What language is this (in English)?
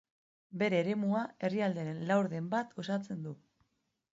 Basque